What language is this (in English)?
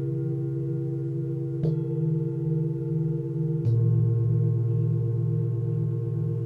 Chinese